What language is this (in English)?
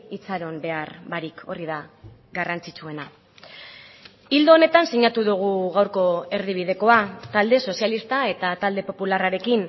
Basque